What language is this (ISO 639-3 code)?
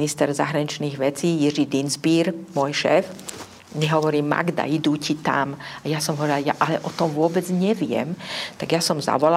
slk